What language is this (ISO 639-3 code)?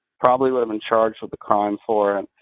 eng